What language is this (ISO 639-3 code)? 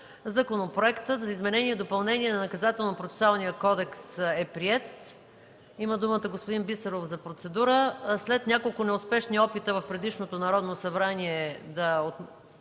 bul